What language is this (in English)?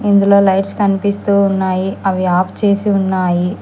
Telugu